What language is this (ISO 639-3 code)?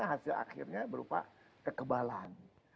ind